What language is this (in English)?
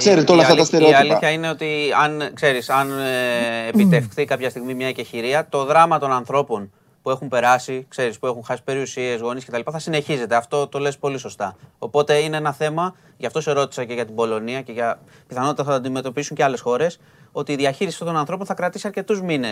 Greek